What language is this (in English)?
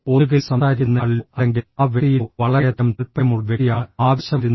Malayalam